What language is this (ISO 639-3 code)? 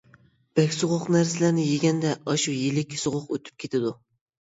uig